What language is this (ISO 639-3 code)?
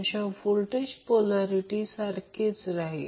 mar